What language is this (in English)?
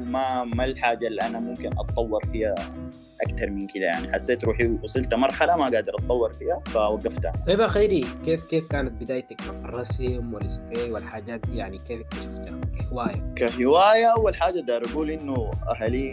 Arabic